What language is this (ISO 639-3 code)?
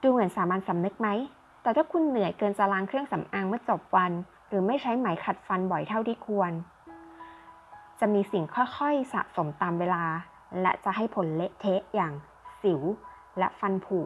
tha